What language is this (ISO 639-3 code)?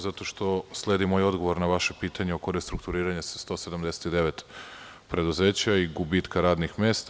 srp